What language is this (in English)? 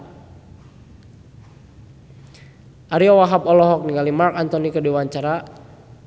Sundanese